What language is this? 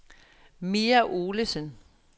Danish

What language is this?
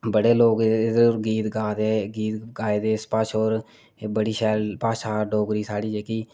Dogri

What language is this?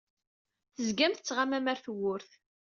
Kabyle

